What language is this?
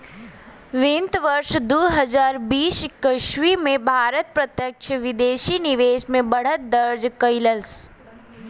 Bhojpuri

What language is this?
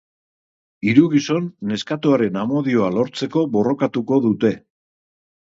Basque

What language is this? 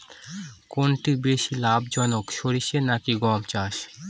Bangla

